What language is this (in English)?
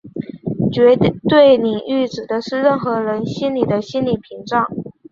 Chinese